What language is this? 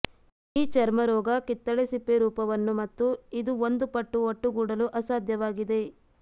Kannada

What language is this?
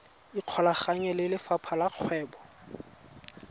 Tswana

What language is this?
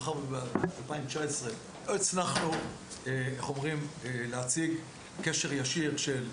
Hebrew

